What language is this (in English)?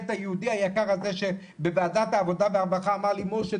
Hebrew